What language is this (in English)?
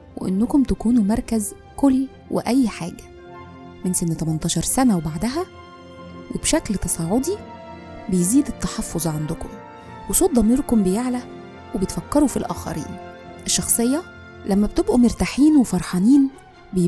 Arabic